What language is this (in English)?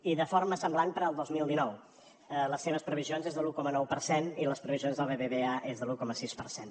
Catalan